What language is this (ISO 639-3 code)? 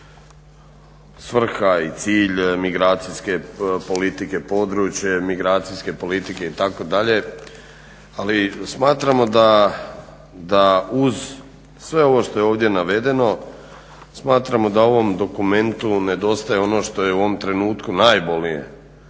hrv